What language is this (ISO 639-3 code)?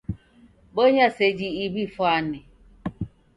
dav